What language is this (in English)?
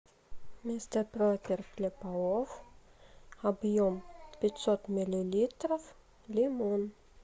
Russian